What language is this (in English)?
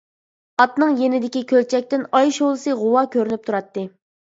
Uyghur